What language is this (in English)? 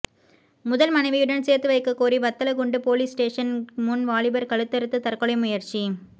Tamil